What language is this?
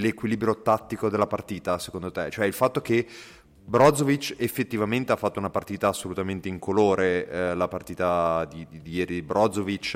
Italian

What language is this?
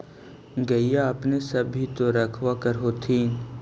Magahi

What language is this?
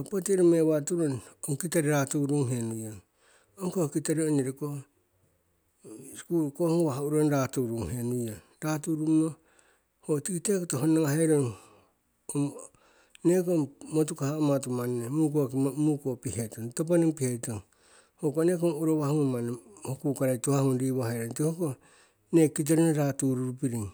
Siwai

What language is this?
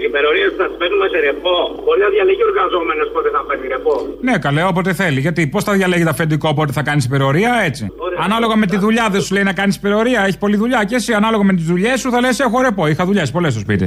Greek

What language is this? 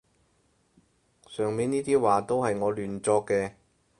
Cantonese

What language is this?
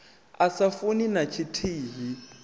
Venda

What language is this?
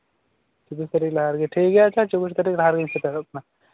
Santali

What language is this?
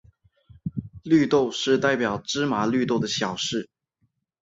Chinese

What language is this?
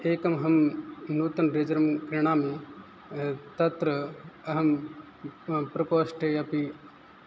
Sanskrit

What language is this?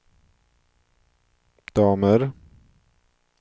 Swedish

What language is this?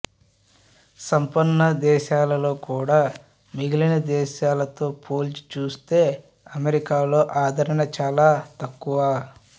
Telugu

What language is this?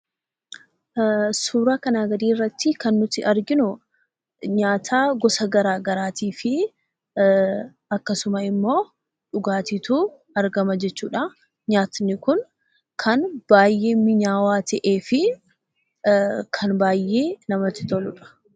Oromo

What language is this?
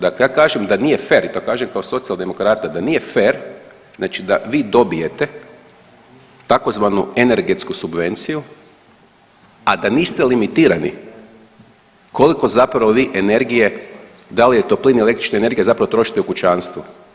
Croatian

